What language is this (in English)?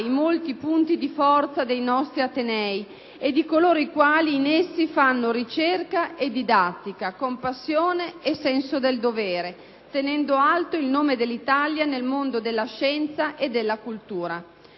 Italian